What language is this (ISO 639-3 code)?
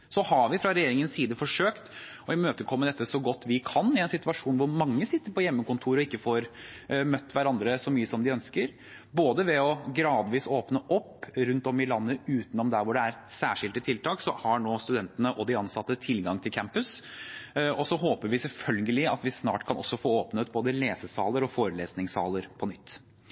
nob